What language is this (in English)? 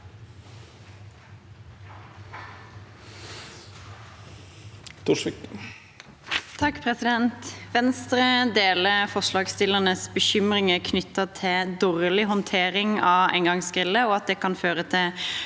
Norwegian